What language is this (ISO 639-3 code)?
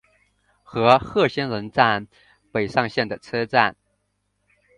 zho